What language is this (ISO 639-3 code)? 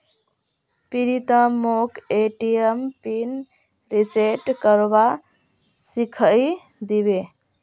mag